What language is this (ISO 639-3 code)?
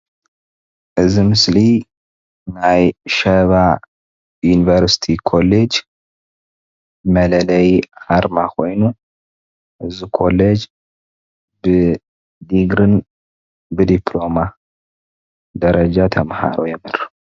tir